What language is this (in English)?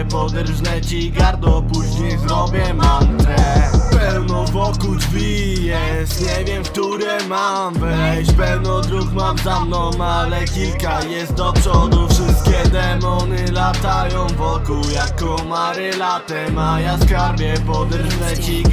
Polish